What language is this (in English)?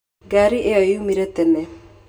Kikuyu